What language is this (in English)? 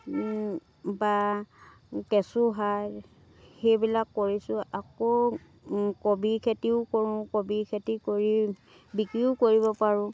Assamese